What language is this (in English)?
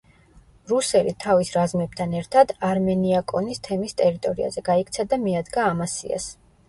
Georgian